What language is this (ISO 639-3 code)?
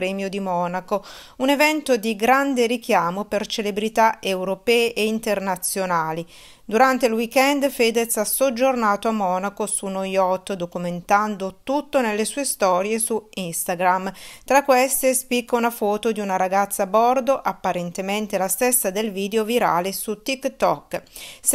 ita